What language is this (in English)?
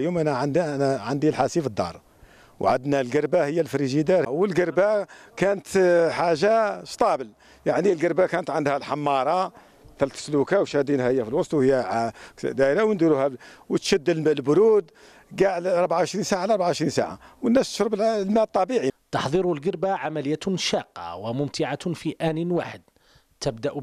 Arabic